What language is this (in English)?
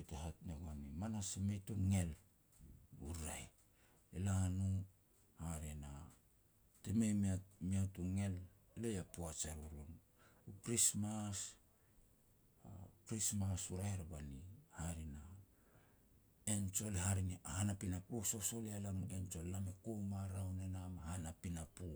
Petats